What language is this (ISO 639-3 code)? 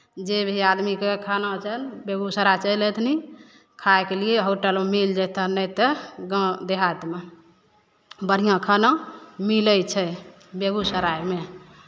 mai